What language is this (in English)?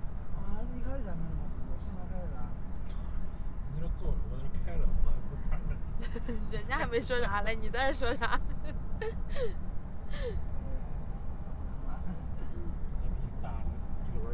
Chinese